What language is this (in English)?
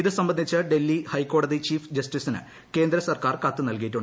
Malayalam